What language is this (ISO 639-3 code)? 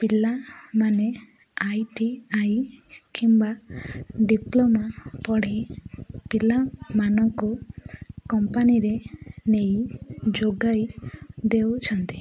ori